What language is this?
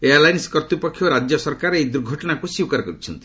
Odia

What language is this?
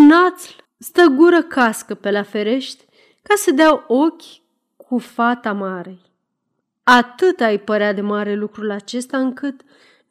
Romanian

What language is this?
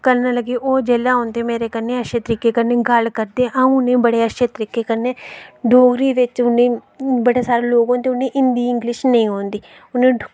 Dogri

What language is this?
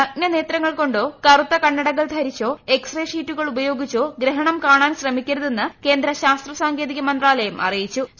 Malayalam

